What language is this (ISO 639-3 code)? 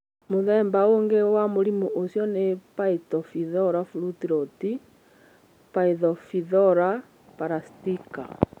kik